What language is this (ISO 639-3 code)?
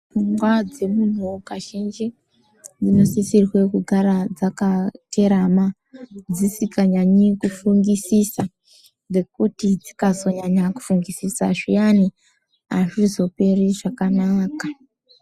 ndc